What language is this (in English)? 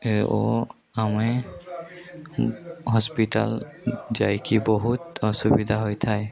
Odia